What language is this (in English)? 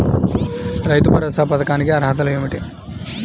Telugu